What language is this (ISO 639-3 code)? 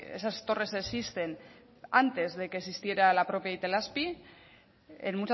spa